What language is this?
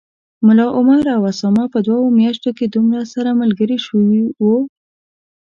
Pashto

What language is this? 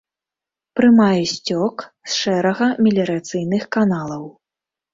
Belarusian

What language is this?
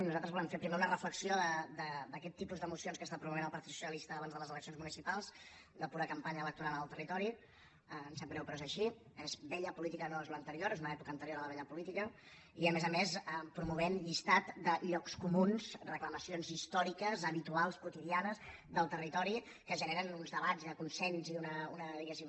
Catalan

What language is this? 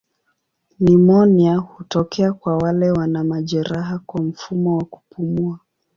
Swahili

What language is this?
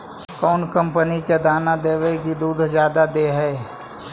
Magahi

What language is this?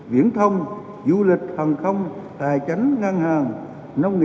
Vietnamese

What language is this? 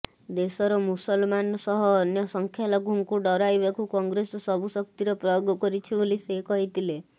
Odia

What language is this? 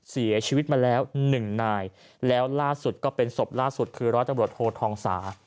Thai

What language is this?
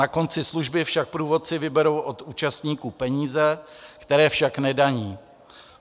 Czech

